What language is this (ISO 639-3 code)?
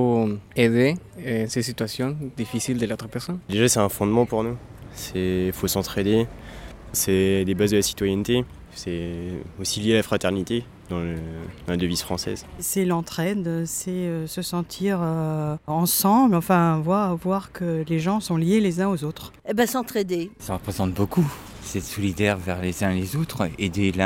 fra